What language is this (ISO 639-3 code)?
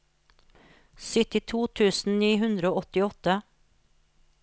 nor